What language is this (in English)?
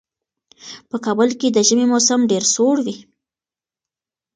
Pashto